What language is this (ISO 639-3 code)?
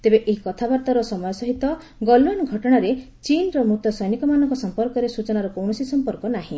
ori